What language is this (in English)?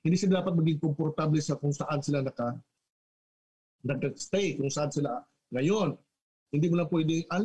Filipino